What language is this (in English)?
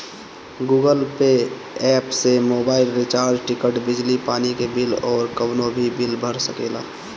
Bhojpuri